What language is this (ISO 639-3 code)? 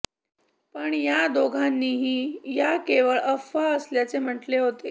mar